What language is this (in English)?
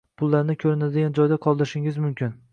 Uzbek